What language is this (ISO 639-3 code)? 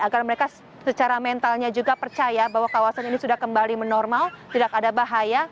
ind